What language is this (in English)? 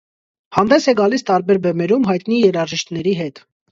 Armenian